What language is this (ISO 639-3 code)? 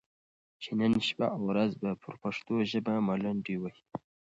pus